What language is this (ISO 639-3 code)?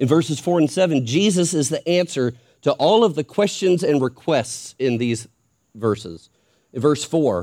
eng